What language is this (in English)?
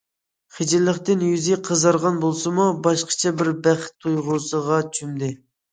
Uyghur